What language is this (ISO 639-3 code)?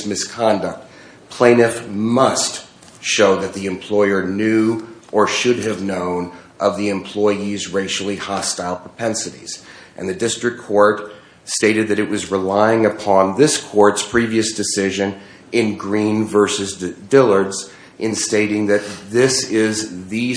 eng